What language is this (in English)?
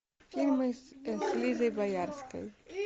Russian